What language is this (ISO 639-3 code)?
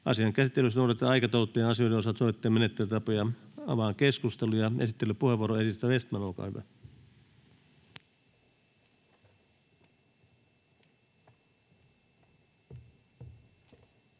fin